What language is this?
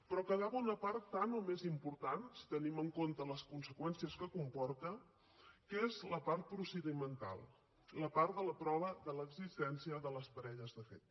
Catalan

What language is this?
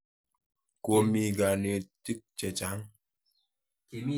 Kalenjin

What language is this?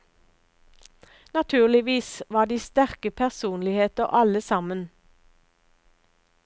Norwegian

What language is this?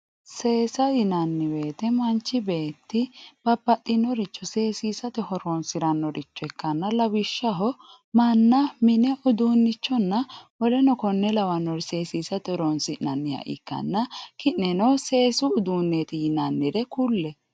Sidamo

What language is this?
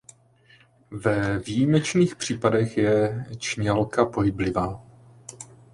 Czech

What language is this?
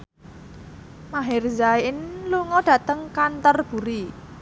Javanese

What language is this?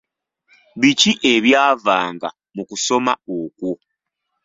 Ganda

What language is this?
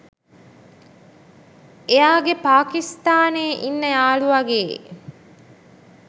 Sinhala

